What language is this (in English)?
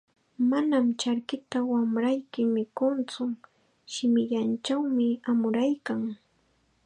Chiquián Ancash Quechua